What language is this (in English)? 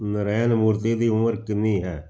Punjabi